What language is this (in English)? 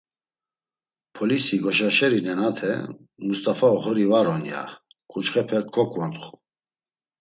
Laz